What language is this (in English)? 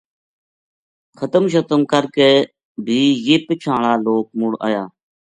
Gujari